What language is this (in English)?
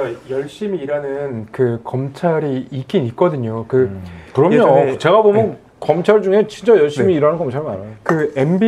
Korean